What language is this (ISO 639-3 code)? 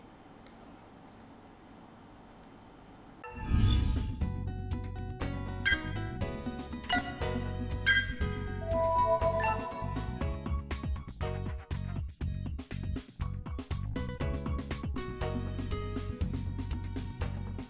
vie